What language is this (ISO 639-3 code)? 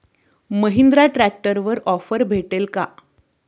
mar